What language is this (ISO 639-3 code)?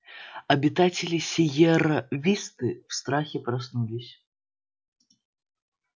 rus